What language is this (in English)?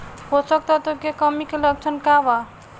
Bhojpuri